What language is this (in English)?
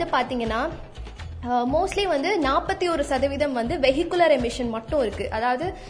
Tamil